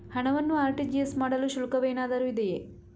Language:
Kannada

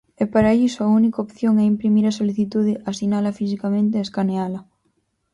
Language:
Galician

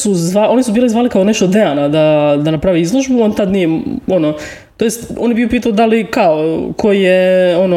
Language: Croatian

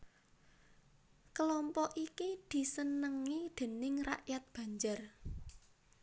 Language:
Javanese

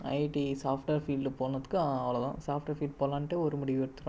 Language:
Tamil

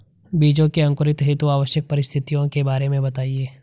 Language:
Hindi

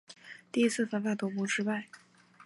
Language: Chinese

